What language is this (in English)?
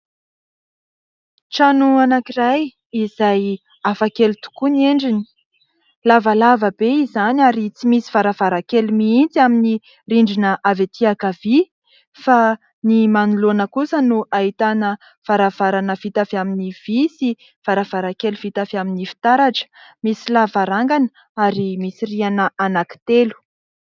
Malagasy